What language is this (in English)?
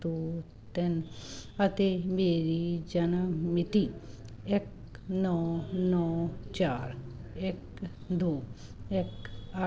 Punjabi